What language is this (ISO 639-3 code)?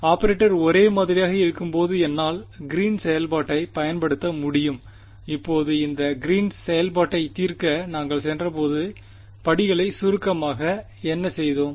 tam